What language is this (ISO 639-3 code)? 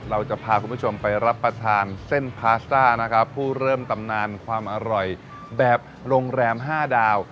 tha